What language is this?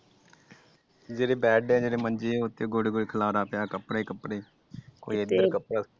Punjabi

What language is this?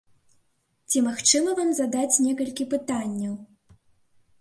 Belarusian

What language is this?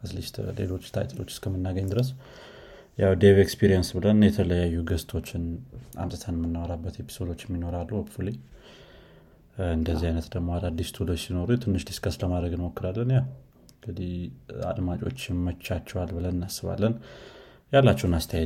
Amharic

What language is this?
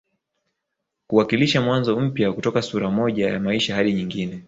Swahili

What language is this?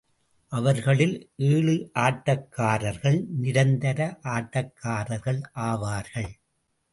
Tamil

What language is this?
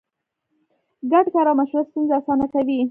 Pashto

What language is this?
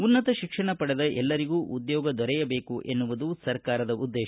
Kannada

